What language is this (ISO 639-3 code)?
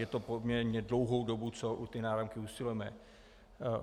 ces